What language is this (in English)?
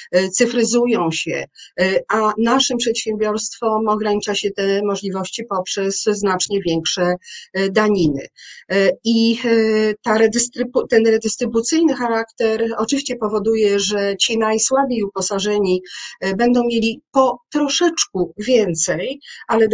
Polish